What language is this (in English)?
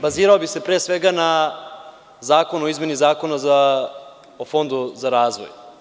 Serbian